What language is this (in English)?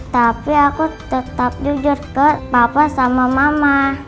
Indonesian